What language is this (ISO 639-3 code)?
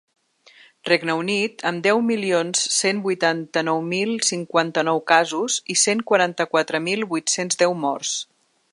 cat